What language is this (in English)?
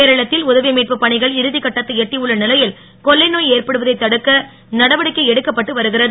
Tamil